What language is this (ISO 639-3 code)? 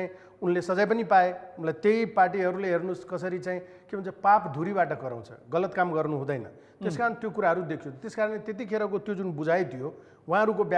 ind